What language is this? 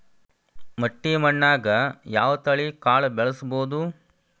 Kannada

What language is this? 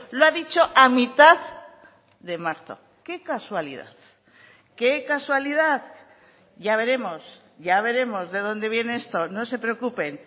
Spanish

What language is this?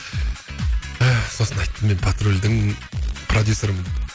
Kazakh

